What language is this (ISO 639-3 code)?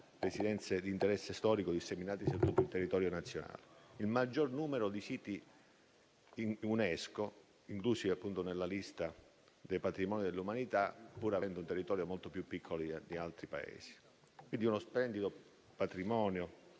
ita